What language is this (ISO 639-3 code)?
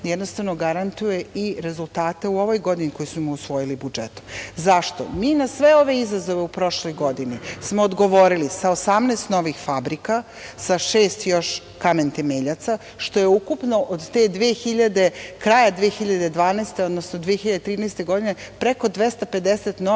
srp